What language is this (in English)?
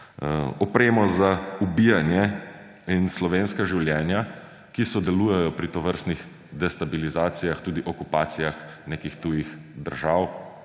Slovenian